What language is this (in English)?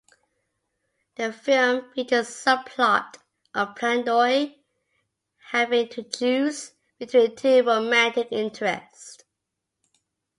English